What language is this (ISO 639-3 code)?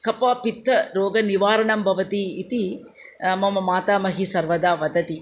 san